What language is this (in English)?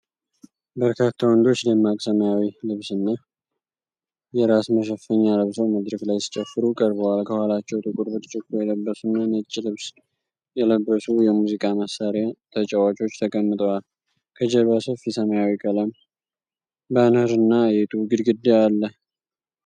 Amharic